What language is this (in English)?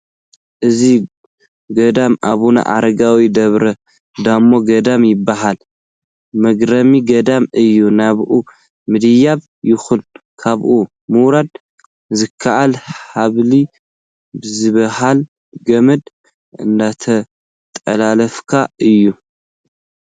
Tigrinya